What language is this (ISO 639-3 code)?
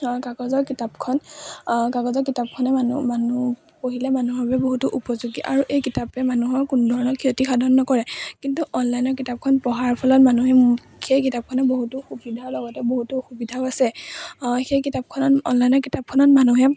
asm